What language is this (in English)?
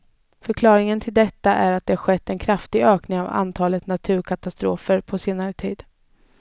Swedish